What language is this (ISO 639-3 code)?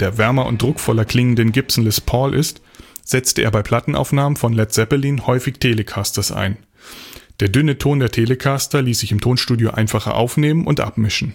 deu